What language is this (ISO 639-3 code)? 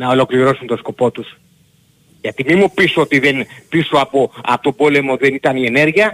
ell